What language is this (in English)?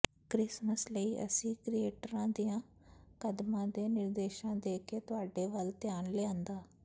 Punjabi